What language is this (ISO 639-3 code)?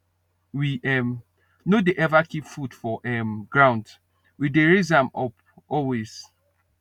pcm